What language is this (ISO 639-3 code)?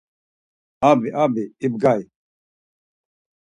lzz